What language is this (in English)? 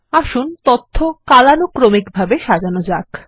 Bangla